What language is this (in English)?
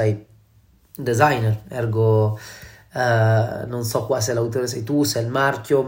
Italian